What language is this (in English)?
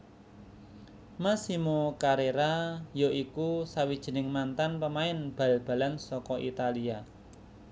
Javanese